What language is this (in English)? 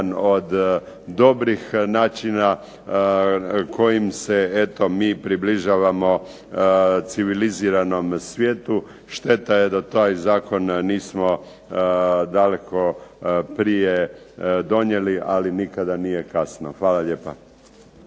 Croatian